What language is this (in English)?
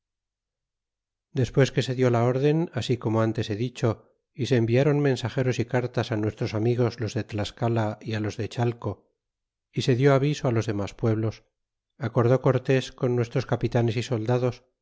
Spanish